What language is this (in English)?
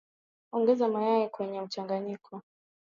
Swahili